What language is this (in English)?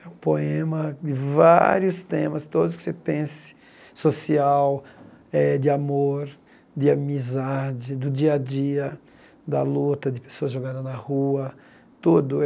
Portuguese